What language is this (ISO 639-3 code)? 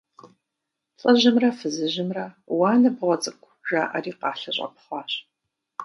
kbd